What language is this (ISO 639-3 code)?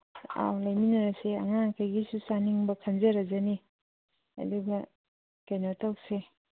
mni